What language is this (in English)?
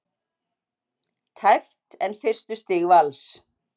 Icelandic